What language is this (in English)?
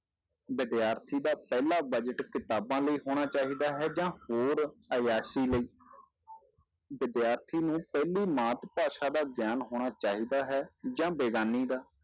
Punjabi